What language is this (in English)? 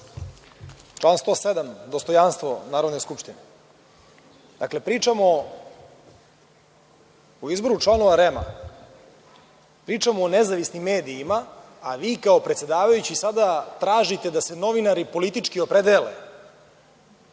Serbian